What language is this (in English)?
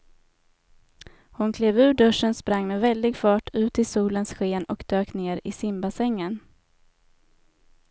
Swedish